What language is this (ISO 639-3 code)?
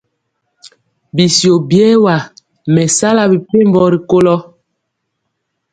mcx